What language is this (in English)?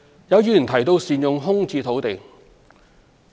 Cantonese